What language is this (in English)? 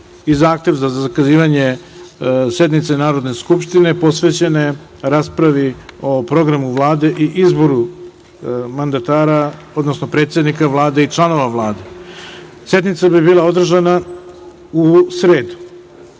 Serbian